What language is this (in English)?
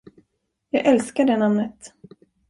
Swedish